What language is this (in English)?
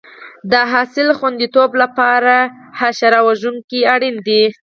Pashto